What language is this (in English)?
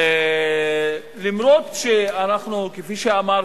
Hebrew